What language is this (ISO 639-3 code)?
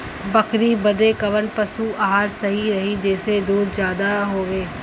bho